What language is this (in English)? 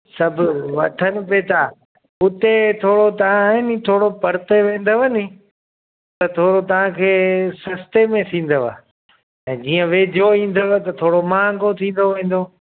Sindhi